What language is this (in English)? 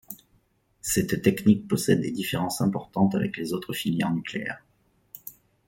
French